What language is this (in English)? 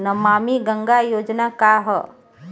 Bhojpuri